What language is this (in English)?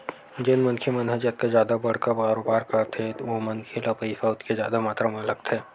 Chhattisgarhi